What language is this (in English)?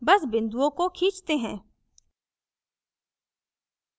Hindi